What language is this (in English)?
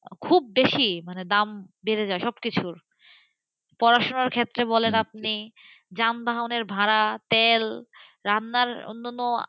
Bangla